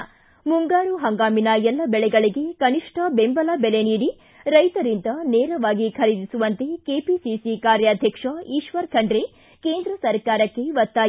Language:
Kannada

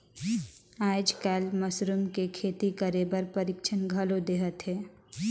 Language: Chhattisgarhi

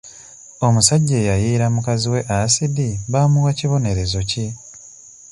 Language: Ganda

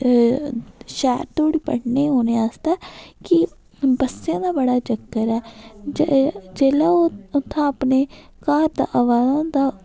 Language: Dogri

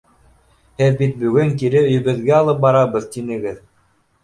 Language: Bashkir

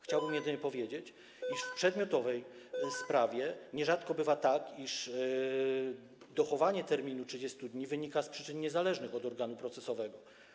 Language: Polish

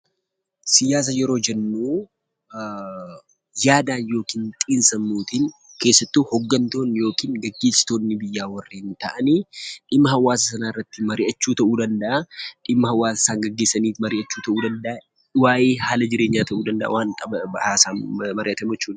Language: Oromo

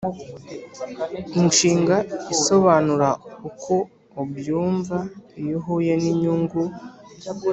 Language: Kinyarwanda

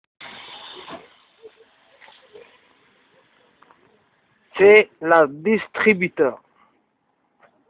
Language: French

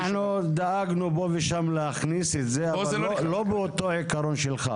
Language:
Hebrew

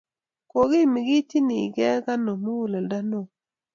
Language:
Kalenjin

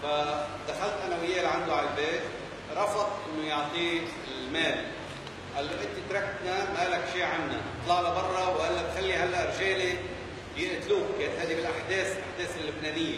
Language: Arabic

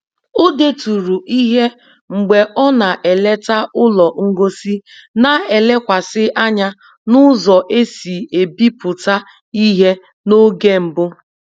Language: Igbo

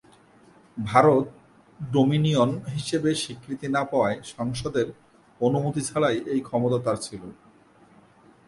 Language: Bangla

